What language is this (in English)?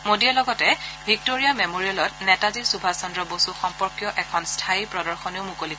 Assamese